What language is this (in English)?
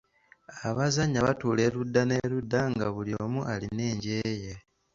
Ganda